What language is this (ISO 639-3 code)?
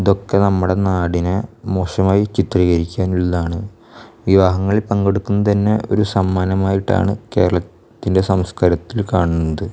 mal